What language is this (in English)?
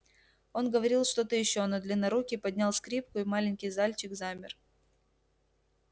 Russian